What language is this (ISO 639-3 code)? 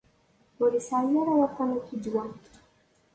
kab